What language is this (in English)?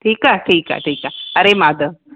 Sindhi